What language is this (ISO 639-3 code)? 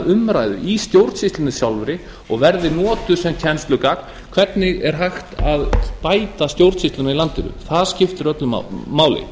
isl